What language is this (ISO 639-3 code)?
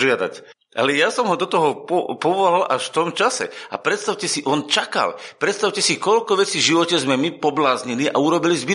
slk